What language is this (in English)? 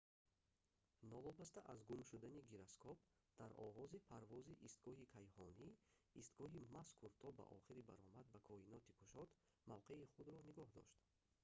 Tajik